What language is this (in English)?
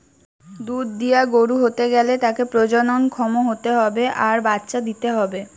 Bangla